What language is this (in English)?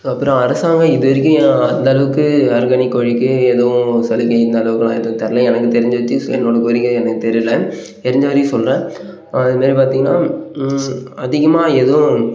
Tamil